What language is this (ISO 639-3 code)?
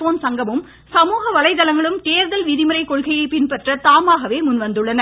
tam